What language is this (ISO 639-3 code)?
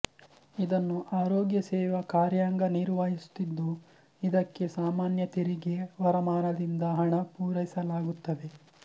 kan